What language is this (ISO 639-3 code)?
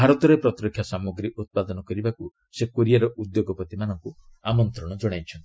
ori